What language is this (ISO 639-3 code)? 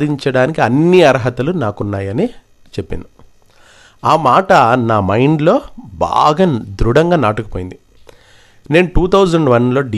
tel